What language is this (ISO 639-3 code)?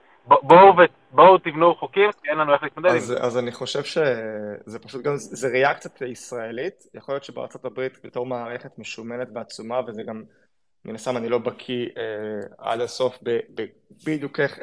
heb